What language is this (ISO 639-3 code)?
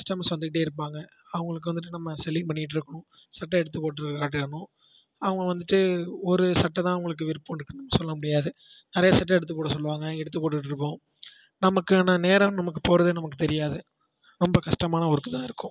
tam